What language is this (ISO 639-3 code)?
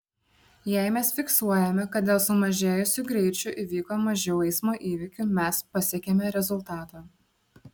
lit